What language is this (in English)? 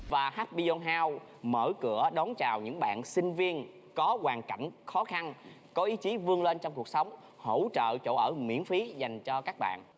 Vietnamese